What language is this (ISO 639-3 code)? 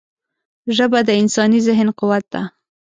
pus